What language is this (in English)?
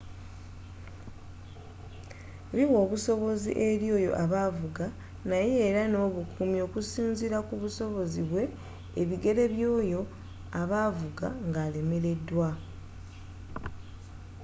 Ganda